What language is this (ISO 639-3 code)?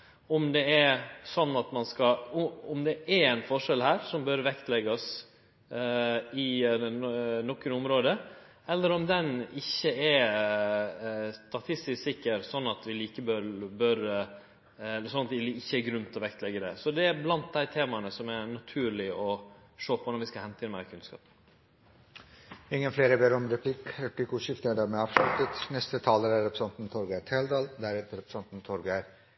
nor